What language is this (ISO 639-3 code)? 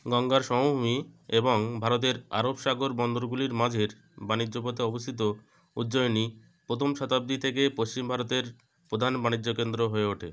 ben